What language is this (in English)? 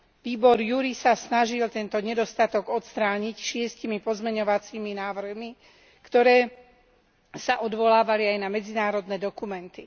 Slovak